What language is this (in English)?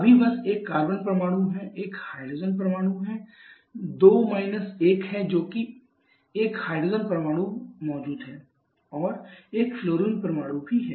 Hindi